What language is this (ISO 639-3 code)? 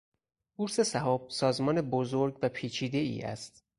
fas